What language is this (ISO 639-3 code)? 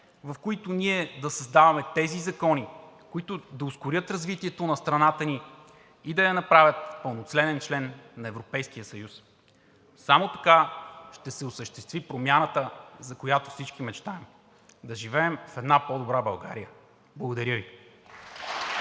bul